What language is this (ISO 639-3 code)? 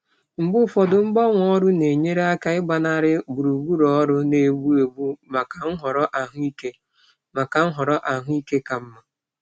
ibo